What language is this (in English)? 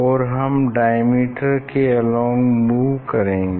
Hindi